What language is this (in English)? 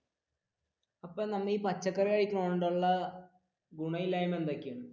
Malayalam